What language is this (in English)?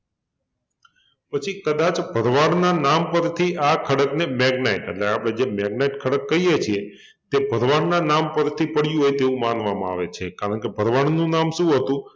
Gujarati